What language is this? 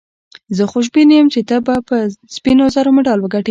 Pashto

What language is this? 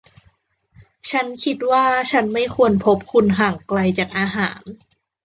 Thai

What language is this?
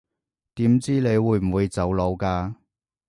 Cantonese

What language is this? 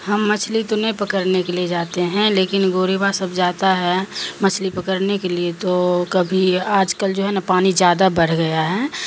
Urdu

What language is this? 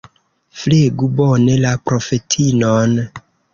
Esperanto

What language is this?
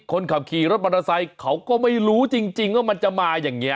Thai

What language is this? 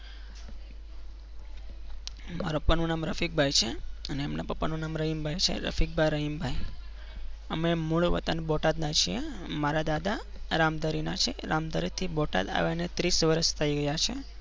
Gujarati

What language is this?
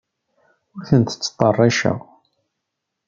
Kabyle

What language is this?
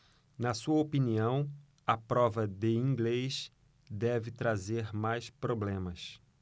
Portuguese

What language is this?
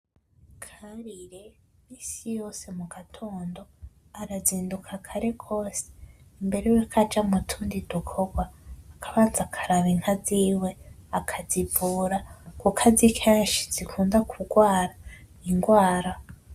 Rundi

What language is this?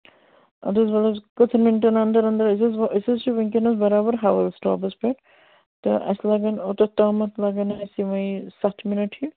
Kashmiri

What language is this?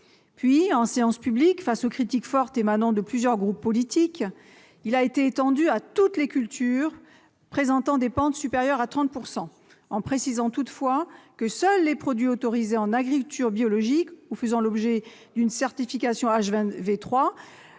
French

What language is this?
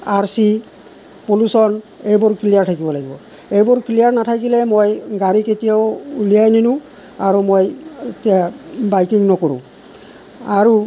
Assamese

